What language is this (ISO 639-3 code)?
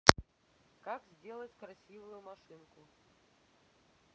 rus